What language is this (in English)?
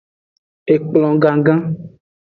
Aja (Benin)